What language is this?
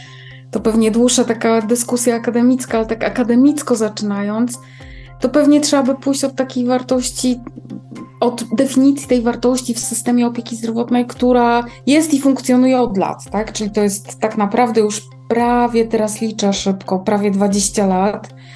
Polish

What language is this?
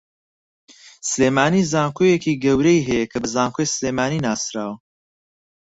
Central Kurdish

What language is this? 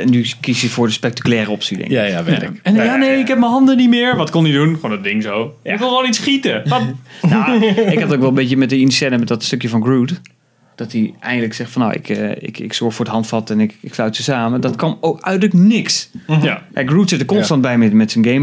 Dutch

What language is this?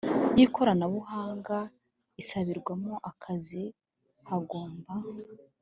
Kinyarwanda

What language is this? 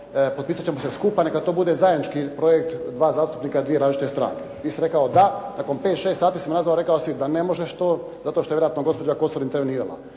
Croatian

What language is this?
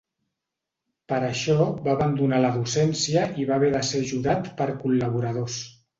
Catalan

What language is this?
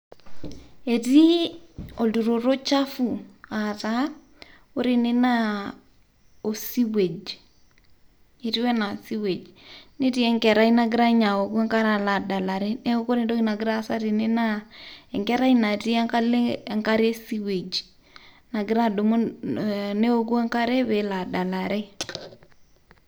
Masai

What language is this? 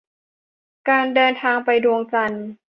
Thai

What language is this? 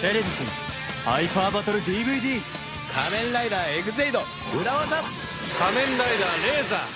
Japanese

